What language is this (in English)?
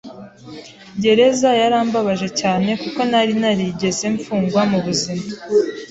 Kinyarwanda